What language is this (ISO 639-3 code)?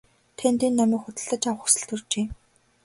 mon